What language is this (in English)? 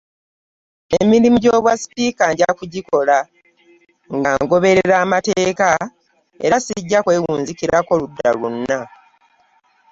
Ganda